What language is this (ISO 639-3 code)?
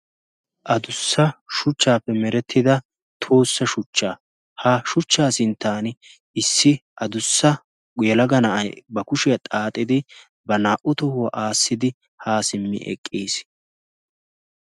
wal